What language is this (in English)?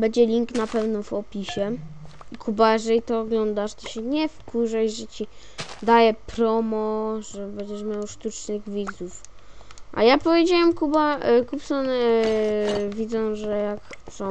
Polish